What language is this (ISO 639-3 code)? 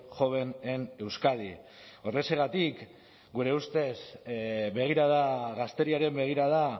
eus